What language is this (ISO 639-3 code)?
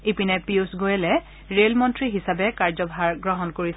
asm